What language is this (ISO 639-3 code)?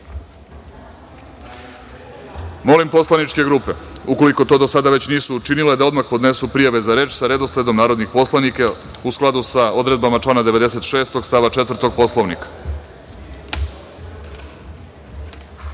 srp